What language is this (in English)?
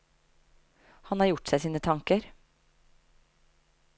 Norwegian